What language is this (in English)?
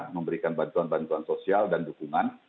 Indonesian